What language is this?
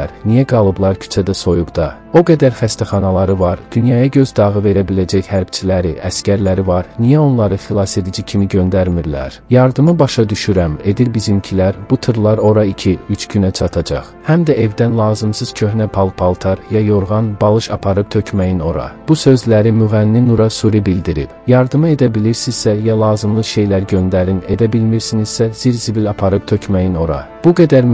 Turkish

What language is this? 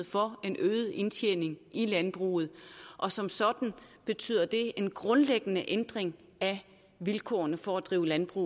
Danish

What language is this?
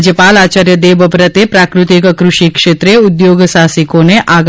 Gujarati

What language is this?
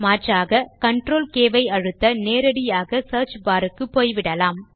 Tamil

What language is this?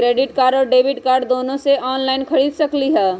Magahi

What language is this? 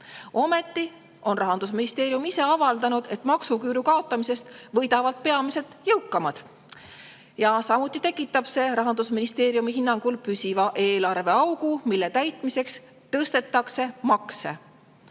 Estonian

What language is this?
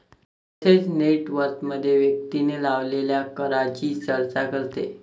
Marathi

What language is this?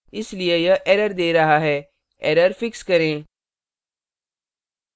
Hindi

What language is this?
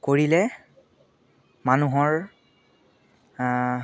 Assamese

